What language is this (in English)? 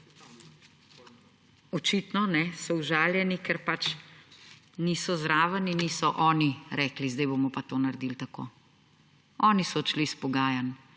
Slovenian